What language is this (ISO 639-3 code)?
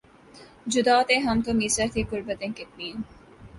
urd